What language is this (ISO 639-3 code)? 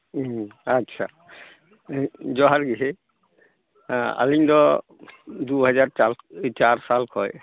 sat